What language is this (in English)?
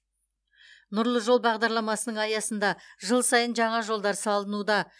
Kazakh